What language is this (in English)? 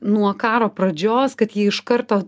Lithuanian